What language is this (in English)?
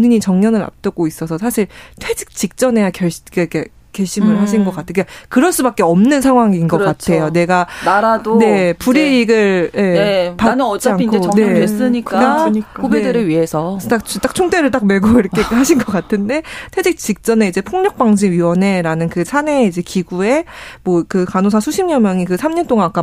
Korean